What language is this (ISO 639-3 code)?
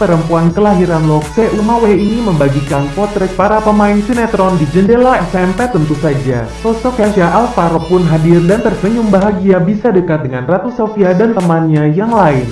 ind